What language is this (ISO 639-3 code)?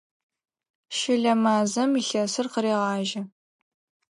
ady